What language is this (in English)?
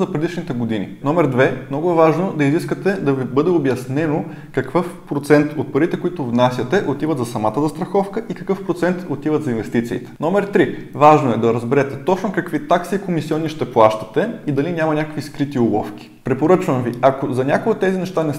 Bulgarian